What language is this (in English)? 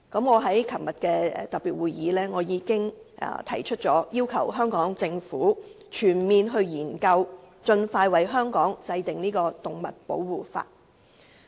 Cantonese